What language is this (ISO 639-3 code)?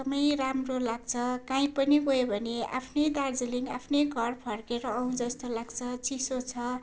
nep